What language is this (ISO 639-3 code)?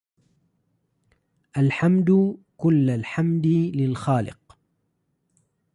ara